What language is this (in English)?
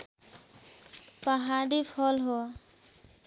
Nepali